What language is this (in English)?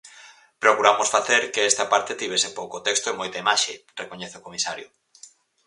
Galician